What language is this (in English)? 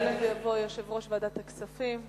Hebrew